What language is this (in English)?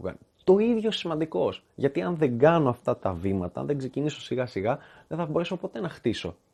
Greek